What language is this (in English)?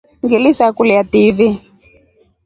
Rombo